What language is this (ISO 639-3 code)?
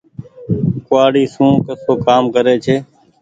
gig